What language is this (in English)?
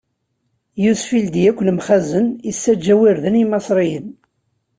Kabyle